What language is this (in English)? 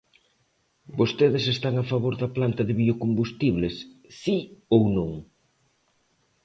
Galician